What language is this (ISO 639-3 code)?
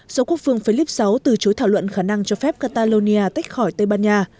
vie